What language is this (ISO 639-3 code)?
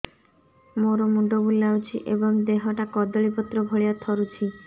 ori